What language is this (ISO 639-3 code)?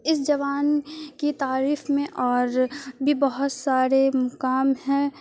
urd